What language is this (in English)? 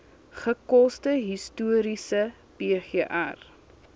Afrikaans